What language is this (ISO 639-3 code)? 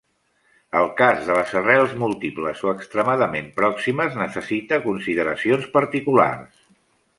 cat